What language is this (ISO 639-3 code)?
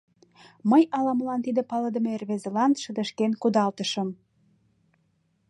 chm